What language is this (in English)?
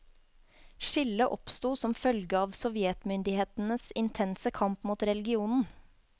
Norwegian